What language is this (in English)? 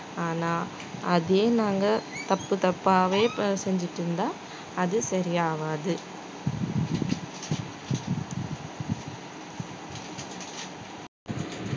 Tamil